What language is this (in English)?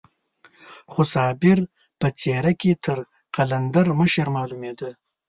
Pashto